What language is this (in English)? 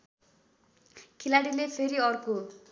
Nepali